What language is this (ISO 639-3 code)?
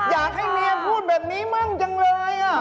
tha